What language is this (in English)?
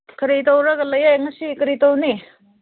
Manipuri